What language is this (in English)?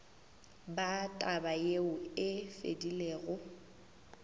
Northern Sotho